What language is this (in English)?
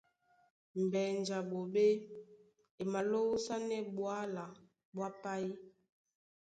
Duala